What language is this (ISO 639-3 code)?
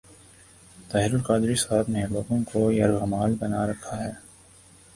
urd